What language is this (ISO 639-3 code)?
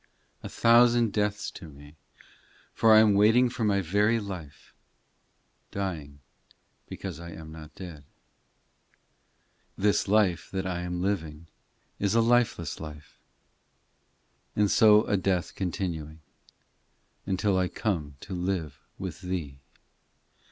eng